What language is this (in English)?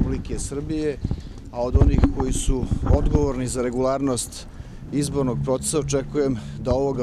Hungarian